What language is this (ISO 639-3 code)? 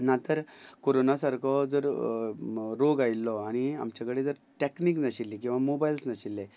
kok